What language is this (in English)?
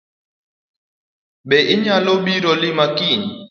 Luo (Kenya and Tanzania)